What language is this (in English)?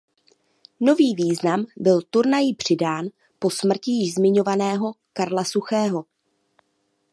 Czech